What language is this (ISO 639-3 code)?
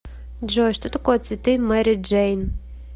rus